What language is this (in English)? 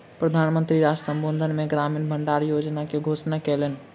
Maithili